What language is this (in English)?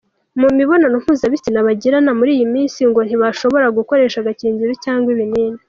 Kinyarwanda